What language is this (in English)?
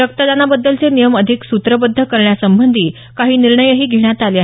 Marathi